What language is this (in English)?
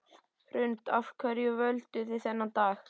Icelandic